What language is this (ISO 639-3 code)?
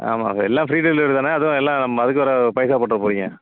tam